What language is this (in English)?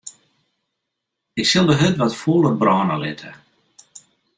Western Frisian